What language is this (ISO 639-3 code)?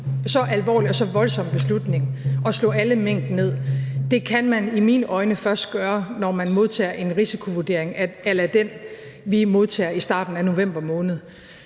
dan